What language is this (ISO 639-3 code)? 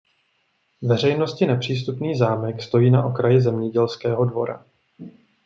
ces